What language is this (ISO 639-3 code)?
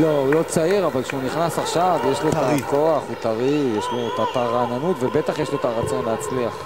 heb